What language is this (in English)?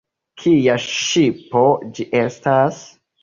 Esperanto